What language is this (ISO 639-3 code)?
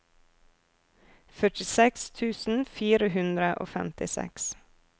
nor